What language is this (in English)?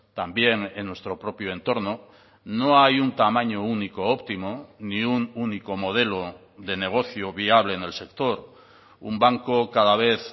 Spanish